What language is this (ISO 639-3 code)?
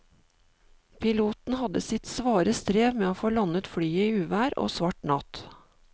nor